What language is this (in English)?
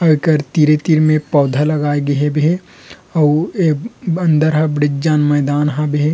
Chhattisgarhi